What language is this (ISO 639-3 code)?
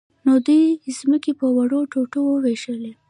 pus